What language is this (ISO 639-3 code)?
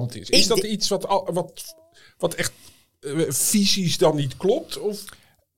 nld